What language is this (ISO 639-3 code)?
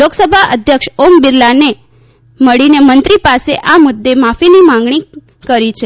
guj